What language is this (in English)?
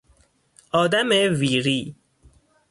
Persian